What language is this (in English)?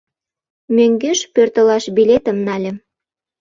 Mari